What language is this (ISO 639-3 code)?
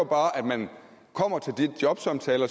dan